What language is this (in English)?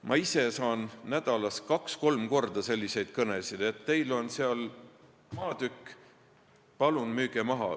Estonian